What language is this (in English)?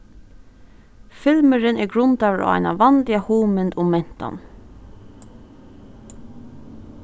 Faroese